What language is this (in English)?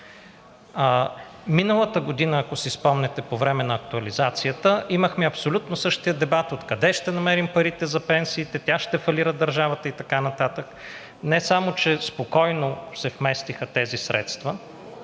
Bulgarian